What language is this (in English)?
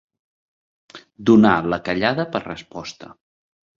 Catalan